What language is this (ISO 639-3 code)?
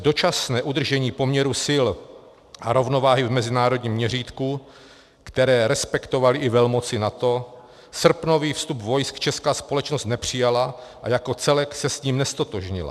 ces